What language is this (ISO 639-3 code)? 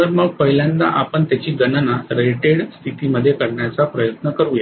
mar